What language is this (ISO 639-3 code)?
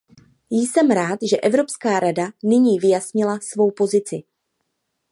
ces